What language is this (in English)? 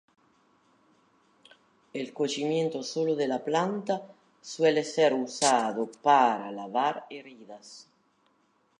Spanish